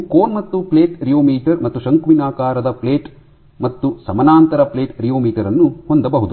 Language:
Kannada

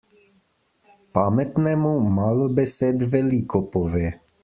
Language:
Slovenian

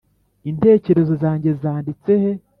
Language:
Kinyarwanda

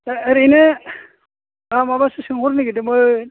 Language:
Bodo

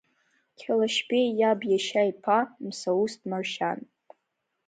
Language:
Abkhazian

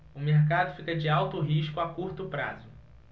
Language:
Portuguese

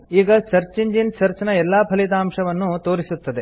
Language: Kannada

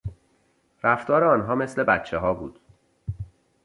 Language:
Persian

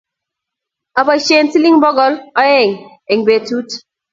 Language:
Kalenjin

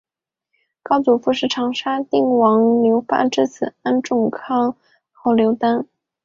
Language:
Chinese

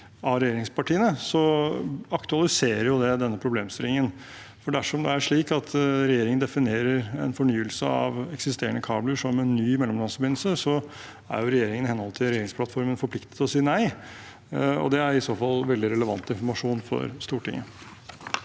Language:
Norwegian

